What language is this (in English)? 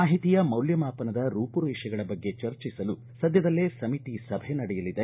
Kannada